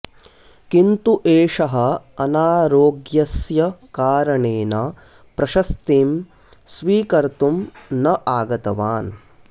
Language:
Sanskrit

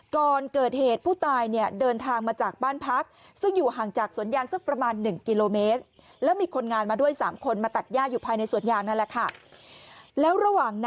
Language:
Thai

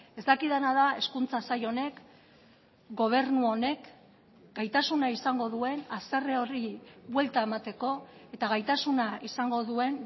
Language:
Basque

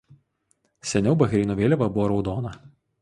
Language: Lithuanian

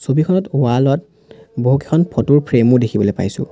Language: Assamese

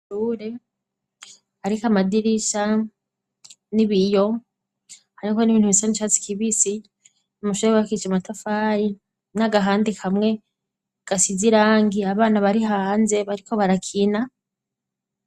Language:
Rundi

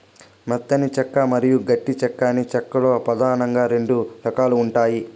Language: Telugu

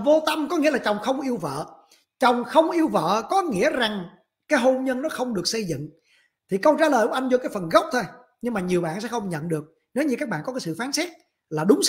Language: Vietnamese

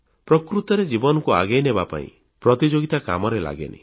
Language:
Odia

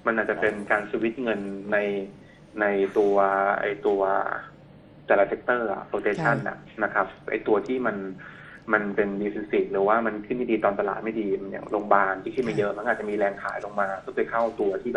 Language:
Thai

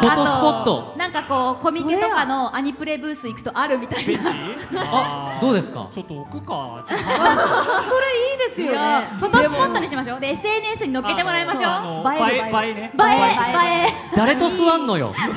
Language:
Japanese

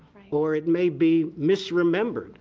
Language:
English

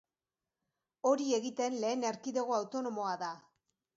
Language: Basque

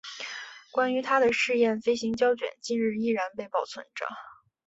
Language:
Chinese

